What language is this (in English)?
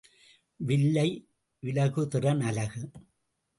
Tamil